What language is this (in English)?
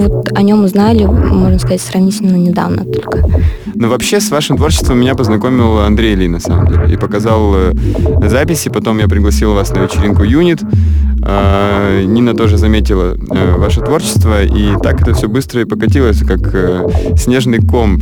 Russian